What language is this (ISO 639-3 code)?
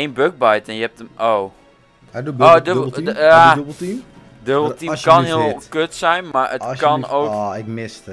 nld